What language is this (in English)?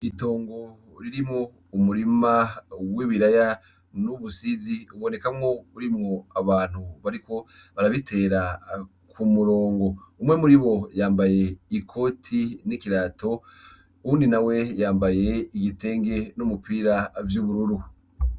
Rundi